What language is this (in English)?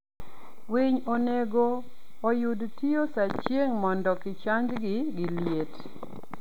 Luo (Kenya and Tanzania)